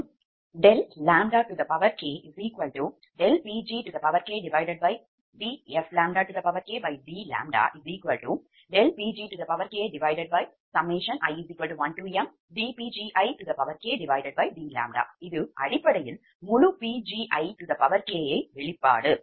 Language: Tamil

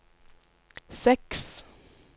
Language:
Norwegian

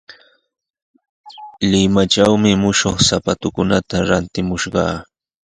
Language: Sihuas Ancash Quechua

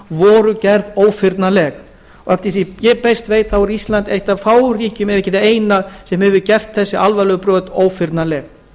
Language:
Icelandic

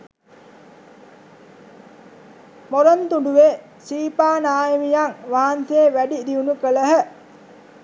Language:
Sinhala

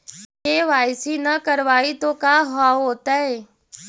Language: Magahi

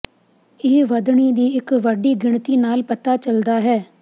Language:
Punjabi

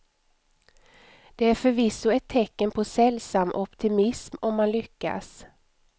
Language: Swedish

